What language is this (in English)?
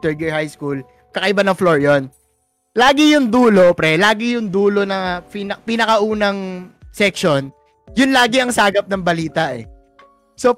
Filipino